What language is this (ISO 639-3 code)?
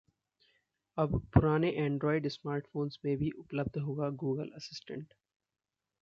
hin